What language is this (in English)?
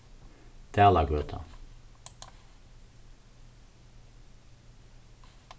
Faroese